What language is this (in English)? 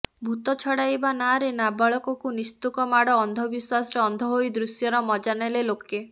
Odia